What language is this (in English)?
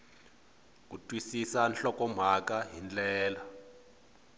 Tsonga